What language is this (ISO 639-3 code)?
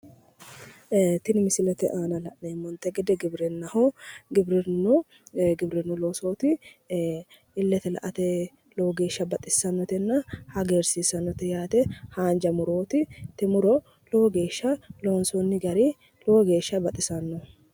sid